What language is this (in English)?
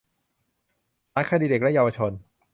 Thai